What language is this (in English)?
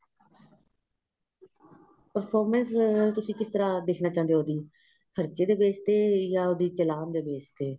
Punjabi